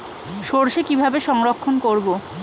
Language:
Bangla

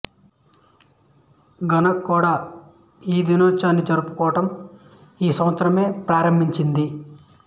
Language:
Telugu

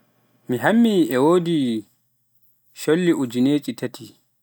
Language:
Pular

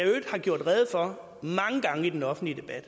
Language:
Danish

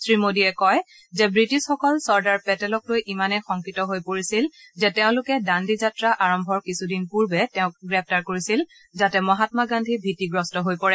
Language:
Assamese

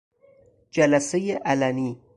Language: Persian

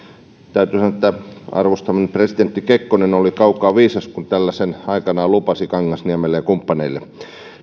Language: Finnish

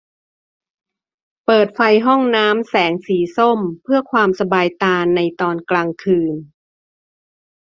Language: Thai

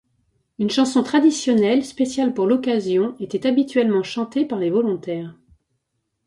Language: French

